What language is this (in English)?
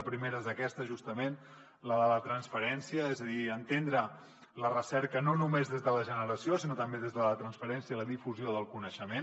Catalan